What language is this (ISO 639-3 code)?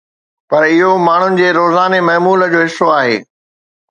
snd